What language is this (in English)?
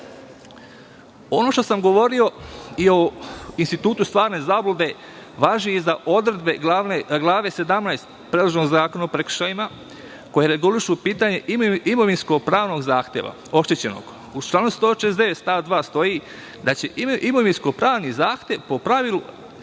Serbian